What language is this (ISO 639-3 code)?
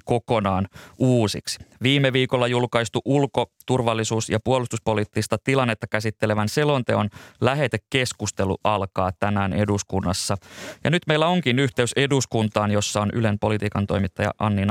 fin